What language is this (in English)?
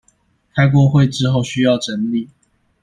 Chinese